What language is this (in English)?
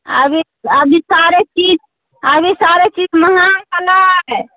Maithili